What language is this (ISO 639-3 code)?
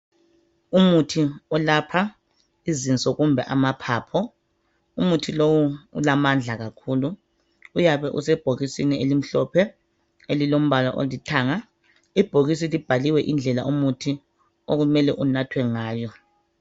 nde